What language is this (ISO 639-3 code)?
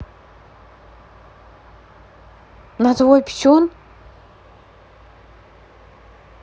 rus